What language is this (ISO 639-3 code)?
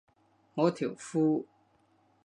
yue